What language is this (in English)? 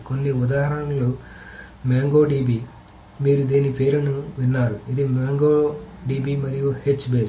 Telugu